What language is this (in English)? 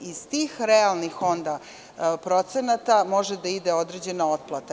Serbian